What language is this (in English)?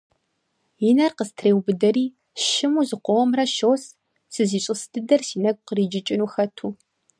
Kabardian